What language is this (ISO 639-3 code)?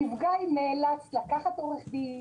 heb